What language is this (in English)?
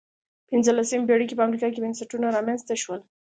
Pashto